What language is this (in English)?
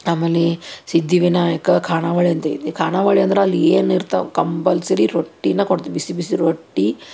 Kannada